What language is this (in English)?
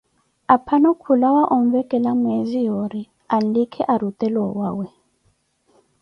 Koti